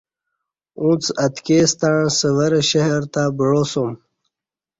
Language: Kati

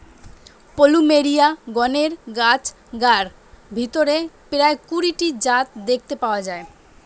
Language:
Bangla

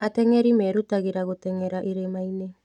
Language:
Kikuyu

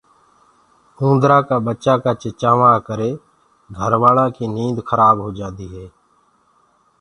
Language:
Gurgula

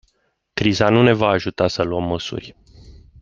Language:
Romanian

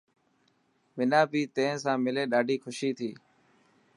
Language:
Dhatki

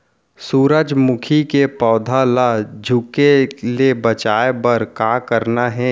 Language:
Chhattisgarhi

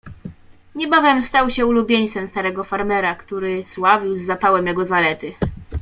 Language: Polish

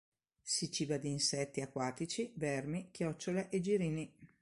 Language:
Italian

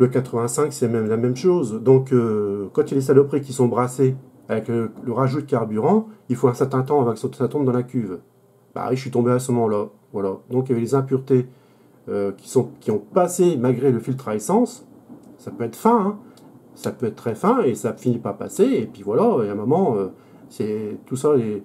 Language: French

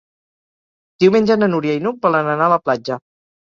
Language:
Catalan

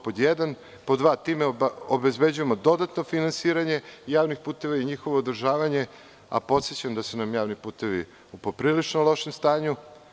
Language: Serbian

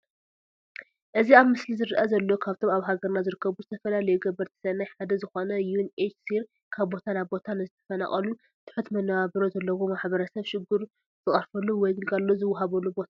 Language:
Tigrinya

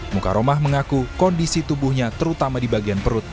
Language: Indonesian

